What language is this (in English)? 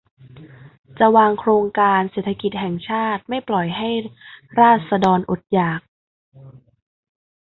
Thai